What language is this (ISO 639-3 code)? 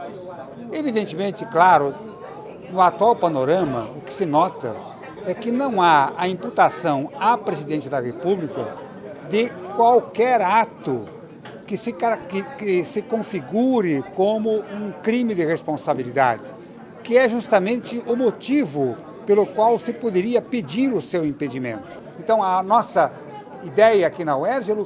por